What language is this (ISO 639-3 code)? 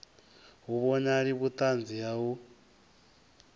ven